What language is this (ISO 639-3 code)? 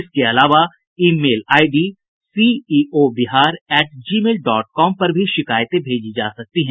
hin